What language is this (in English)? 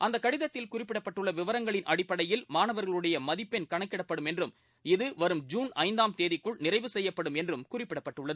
Tamil